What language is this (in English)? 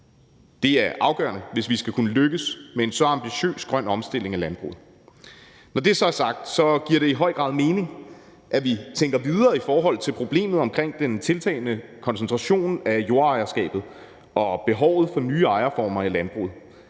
Danish